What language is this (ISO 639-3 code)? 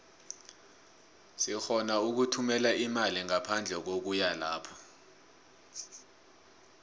nbl